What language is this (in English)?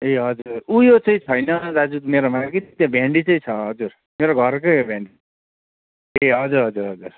Nepali